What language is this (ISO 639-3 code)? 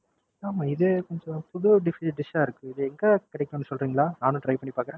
tam